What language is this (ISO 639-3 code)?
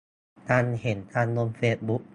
tha